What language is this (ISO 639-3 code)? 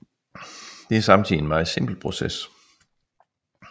dan